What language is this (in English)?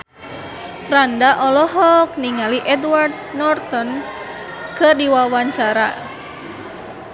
Sundanese